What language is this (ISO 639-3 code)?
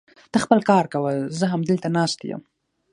pus